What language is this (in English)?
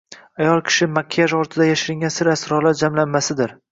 Uzbek